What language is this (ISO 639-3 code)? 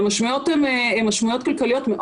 heb